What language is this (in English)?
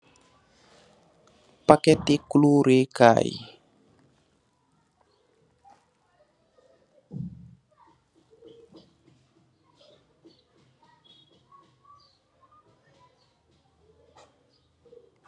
Wolof